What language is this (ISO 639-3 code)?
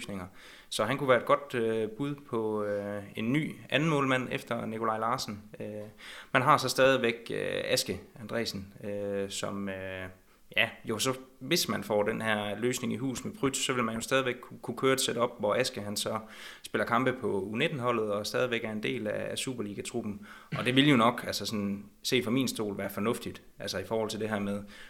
dan